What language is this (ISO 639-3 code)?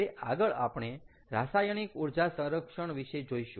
guj